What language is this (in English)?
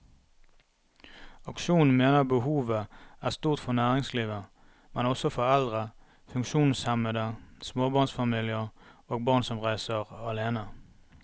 Norwegian